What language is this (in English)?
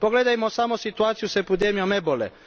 Croatian